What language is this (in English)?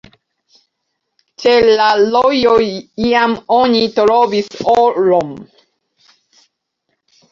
Esperanto